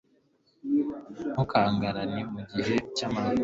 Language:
Kinyarwanda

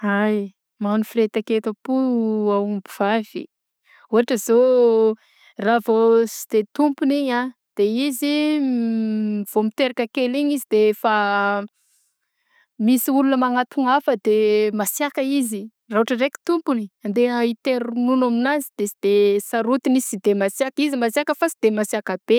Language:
Southern Betsimisaraka Malagasy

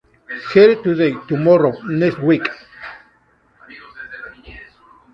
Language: Spanish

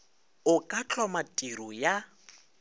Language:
Northern Sotho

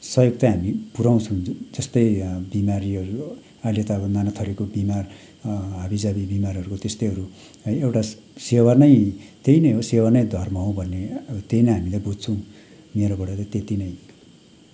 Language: Nepali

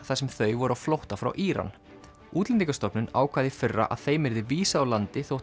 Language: Icelandic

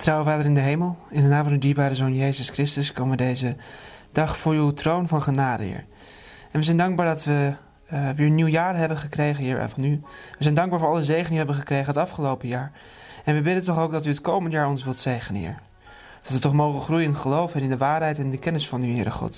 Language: Dutch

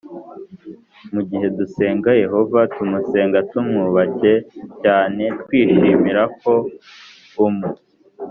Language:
Kinyarwanda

